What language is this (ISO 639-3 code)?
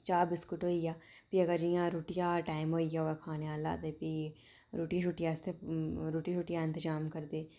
doi